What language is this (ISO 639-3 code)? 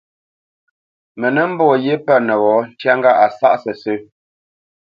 bce